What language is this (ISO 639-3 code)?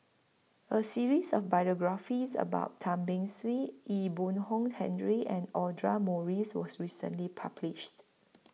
eng